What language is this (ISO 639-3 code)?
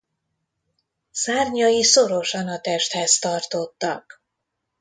hun